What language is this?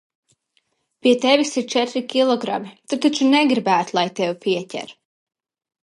Latvian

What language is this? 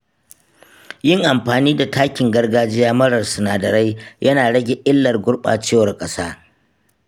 Hausa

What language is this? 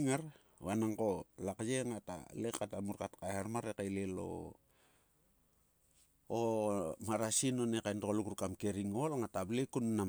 Sulka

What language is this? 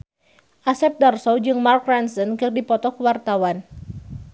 Sundanese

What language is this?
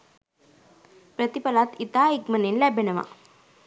Sinhala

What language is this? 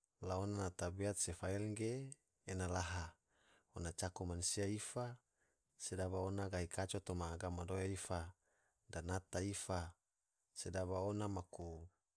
Tidore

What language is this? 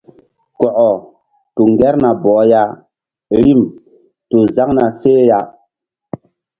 Mbum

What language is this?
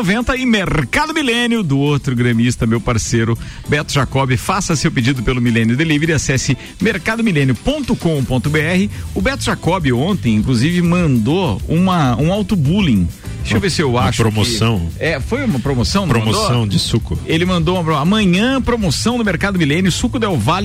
Portuguese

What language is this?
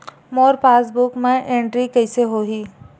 Chhattisgarhi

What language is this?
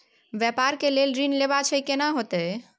Maithili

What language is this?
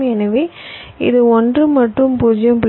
Tamil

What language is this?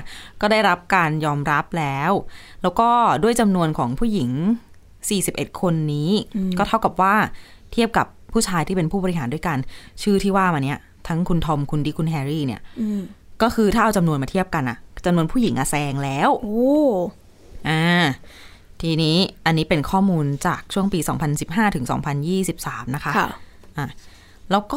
Thai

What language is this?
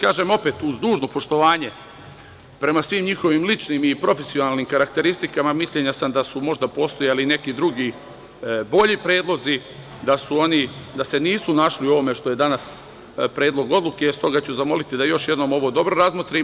Serbian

